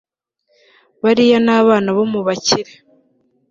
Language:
Kinyarwanda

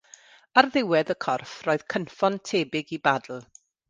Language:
Welsh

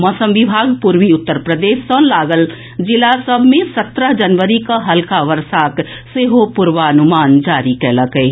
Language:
Maithili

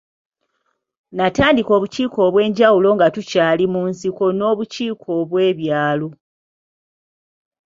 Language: Ganda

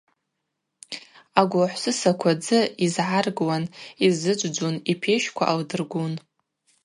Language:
Abaza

